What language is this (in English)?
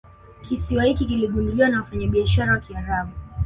Swahili